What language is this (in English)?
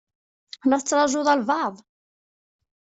Kabyle